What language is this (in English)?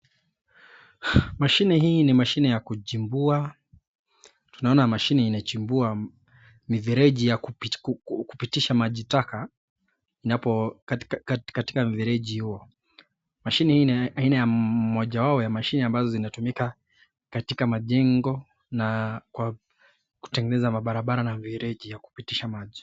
Swahili